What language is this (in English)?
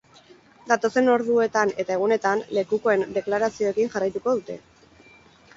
Basque